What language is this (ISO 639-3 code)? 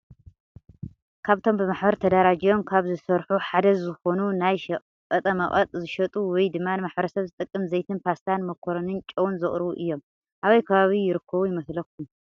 tir